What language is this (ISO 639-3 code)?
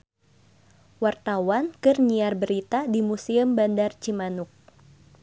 sun